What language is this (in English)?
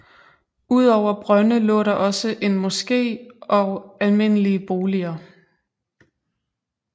Danish